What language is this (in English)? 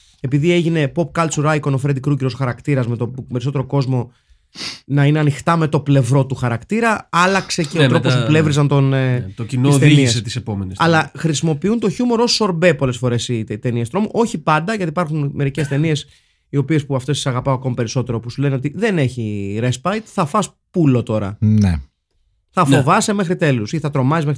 Greek